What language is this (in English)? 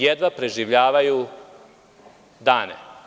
Serbian